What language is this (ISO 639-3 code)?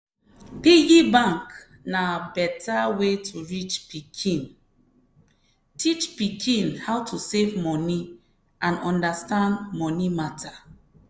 pcm